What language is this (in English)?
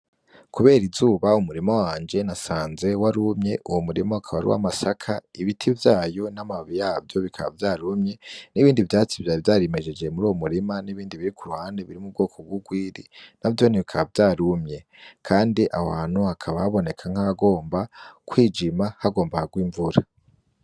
Rundi